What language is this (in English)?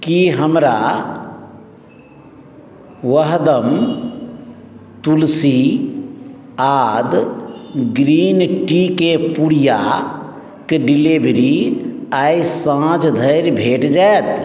Maithili